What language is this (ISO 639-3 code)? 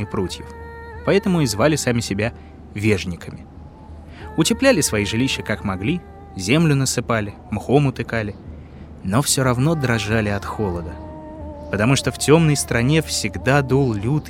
rus